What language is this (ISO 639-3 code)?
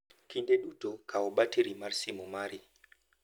luo